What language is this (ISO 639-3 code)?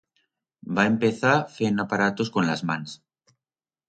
arg